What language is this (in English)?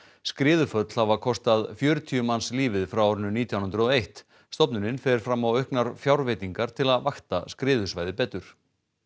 Icelandic